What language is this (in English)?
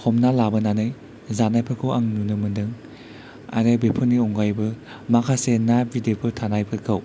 Bodo